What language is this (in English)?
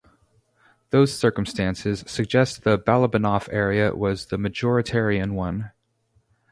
English